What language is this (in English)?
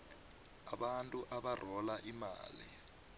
South Ndebele